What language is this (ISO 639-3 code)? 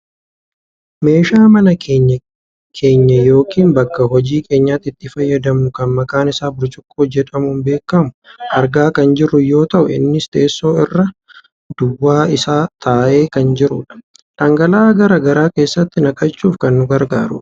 orm